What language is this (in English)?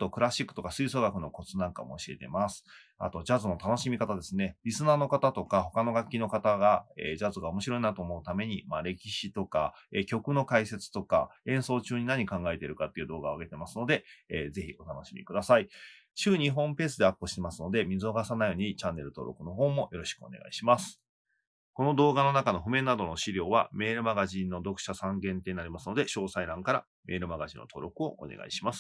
Japanese